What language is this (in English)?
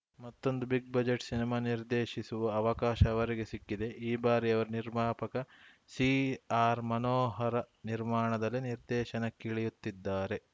Kannada